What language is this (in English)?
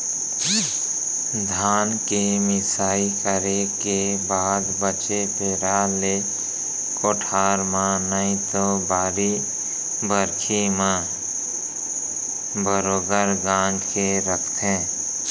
Chhattisgarhi